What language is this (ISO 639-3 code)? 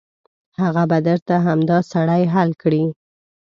pus